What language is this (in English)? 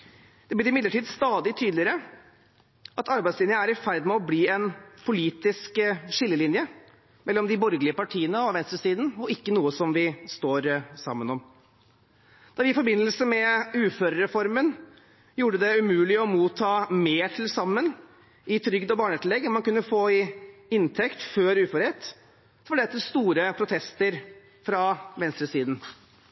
Norwegian Bokmål